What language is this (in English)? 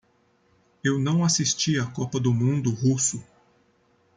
Portuguese